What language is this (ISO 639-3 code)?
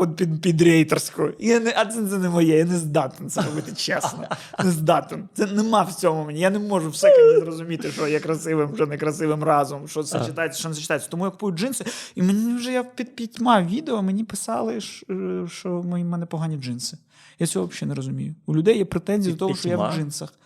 ukr